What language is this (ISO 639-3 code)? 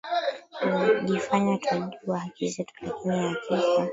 swa